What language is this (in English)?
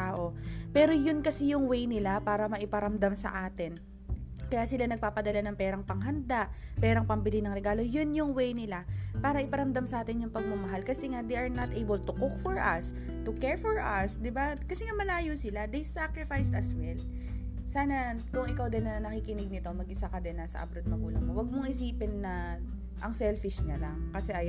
Filipino